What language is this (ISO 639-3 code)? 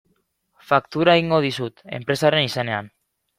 eus